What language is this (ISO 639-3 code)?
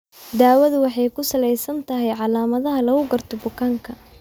som